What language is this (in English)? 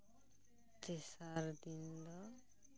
Santali